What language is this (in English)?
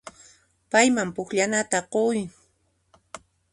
Puno Quechua